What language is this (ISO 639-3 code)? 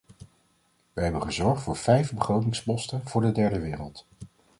nld